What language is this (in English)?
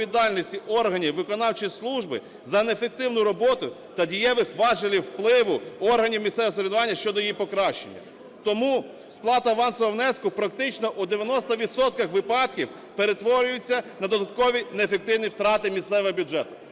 Ukrainian